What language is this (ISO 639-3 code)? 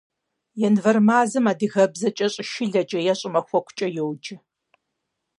kbd